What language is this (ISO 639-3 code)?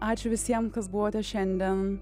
lit